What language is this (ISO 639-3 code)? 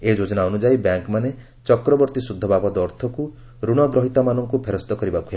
ori